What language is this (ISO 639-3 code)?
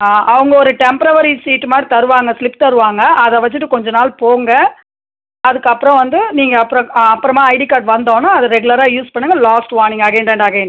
tam